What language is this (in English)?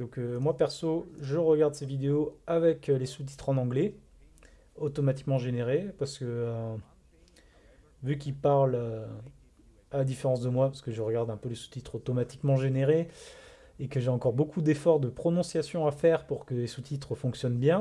French